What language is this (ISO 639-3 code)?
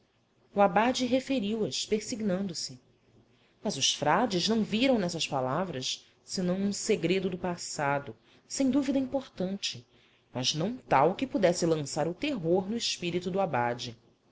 por